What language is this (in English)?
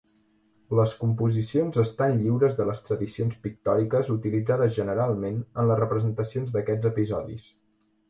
Catalan